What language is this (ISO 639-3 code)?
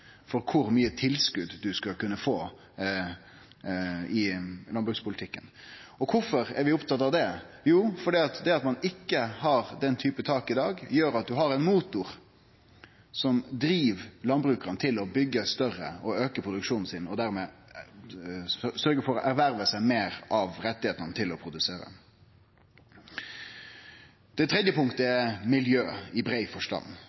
nno